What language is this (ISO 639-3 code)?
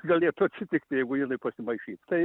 lit